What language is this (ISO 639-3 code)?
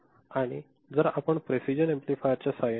mar